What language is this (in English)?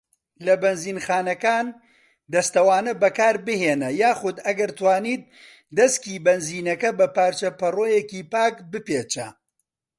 Central Kurdish